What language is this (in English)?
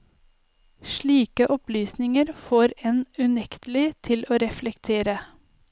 Norwegian